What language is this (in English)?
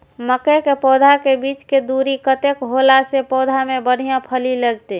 Maithili